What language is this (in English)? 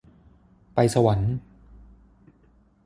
Thai